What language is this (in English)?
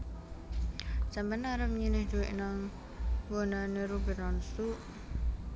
Javanese